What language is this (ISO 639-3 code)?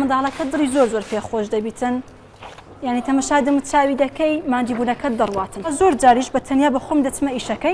ara